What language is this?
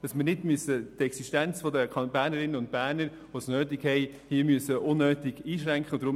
Swiss German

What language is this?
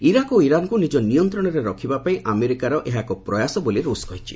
Odia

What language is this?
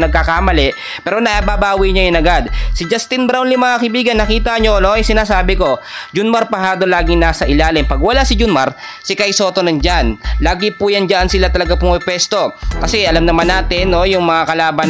Filipino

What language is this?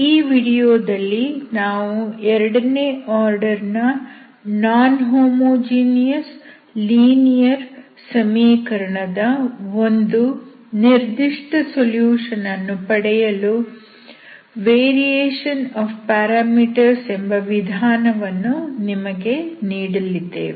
Kannada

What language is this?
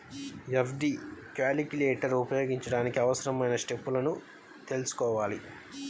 Telugu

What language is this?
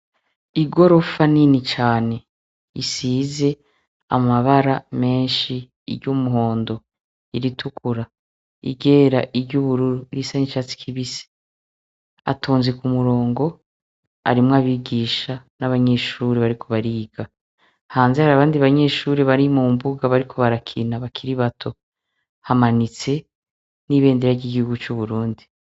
Rundi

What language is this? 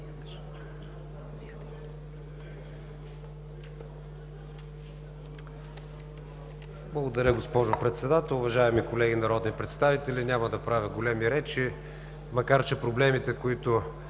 Bulgarian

